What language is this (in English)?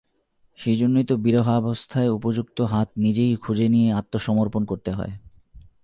Bangla